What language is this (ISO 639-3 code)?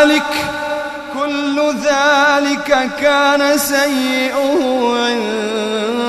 ara